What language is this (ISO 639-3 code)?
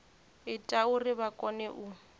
ven